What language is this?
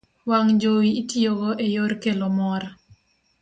Luo (Kenya and Tanzania)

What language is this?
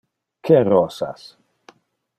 Interlingua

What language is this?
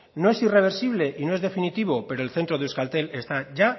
Spanish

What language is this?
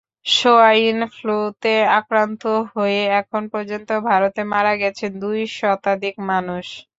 Bangla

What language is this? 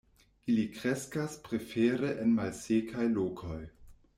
Esperanto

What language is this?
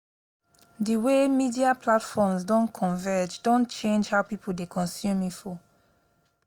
Nigerian Pidgin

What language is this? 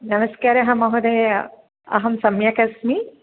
Sanskrit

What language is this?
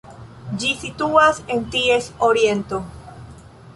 Esperanto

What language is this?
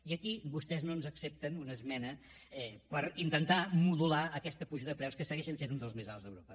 Catalan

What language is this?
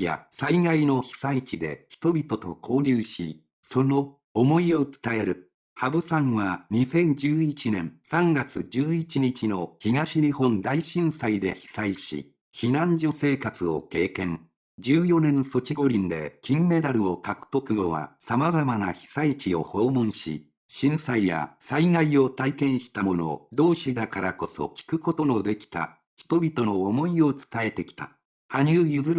Japanese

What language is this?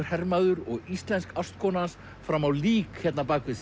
Icelandic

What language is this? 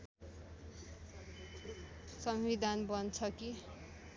Nepali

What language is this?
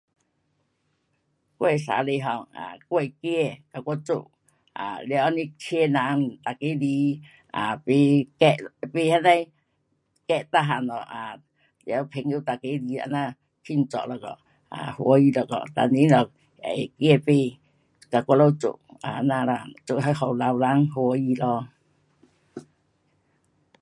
Pu-Xian Chinese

